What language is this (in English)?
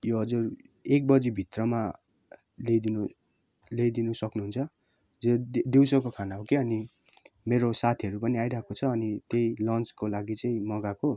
Nepali